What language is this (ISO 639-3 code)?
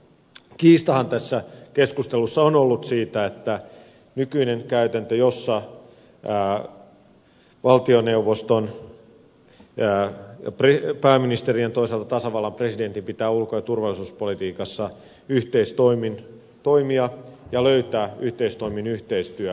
fin